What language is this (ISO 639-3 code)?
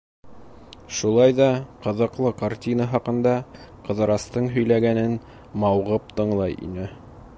bak